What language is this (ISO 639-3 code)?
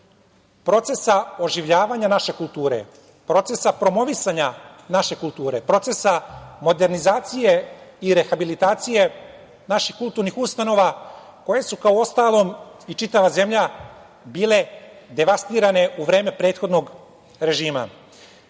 srp